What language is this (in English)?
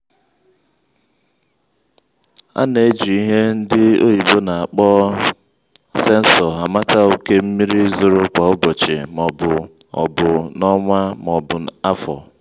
Igbo